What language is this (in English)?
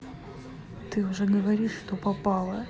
Russian